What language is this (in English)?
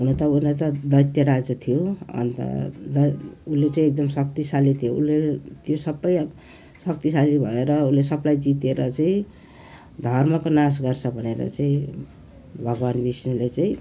Nepali